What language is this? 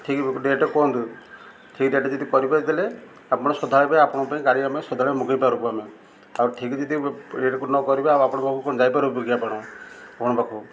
Odia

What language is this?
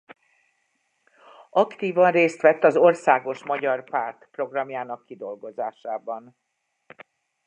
Hungarian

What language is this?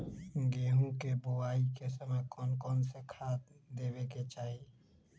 Magahi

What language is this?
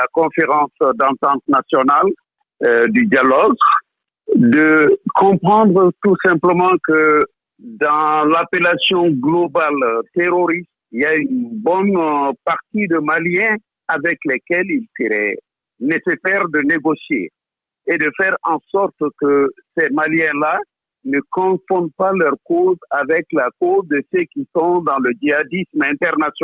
French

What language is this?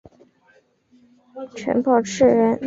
Chinese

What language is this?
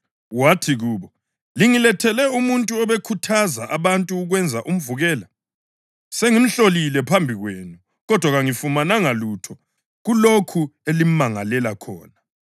North Ndebele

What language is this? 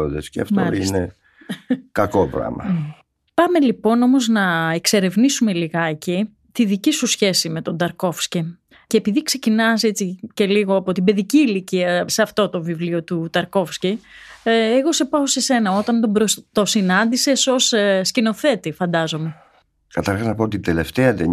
Greek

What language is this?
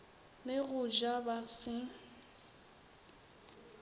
Northern Sotho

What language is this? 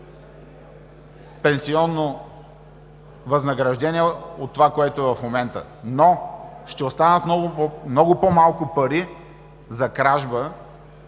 Bulgarian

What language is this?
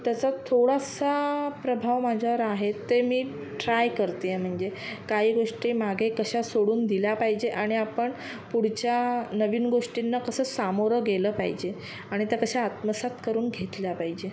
Marathi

